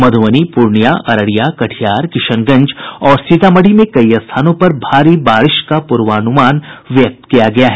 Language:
Hindi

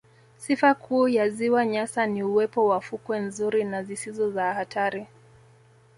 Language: Swahili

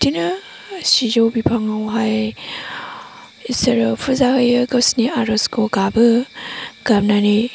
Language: Bodo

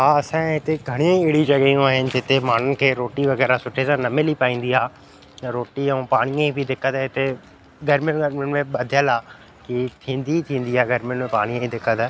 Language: Sindhi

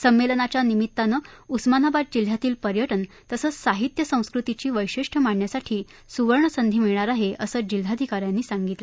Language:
Marathi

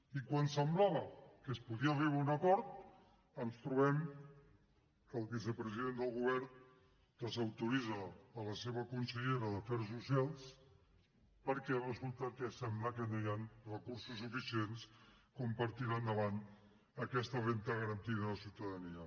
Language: Catalan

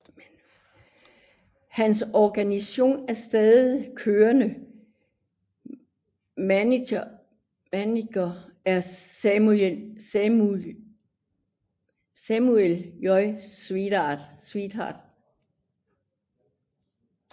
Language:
Danish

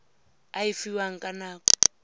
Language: Tswana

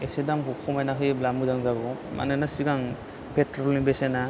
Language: Bodo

